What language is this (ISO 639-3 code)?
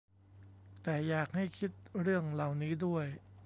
tha